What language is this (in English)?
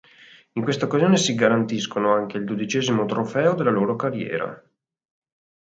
Italian